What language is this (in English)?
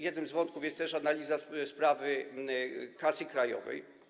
Polish